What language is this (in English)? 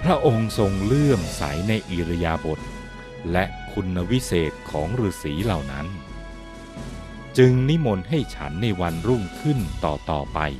Thai